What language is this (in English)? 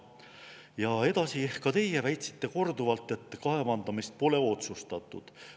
Estonian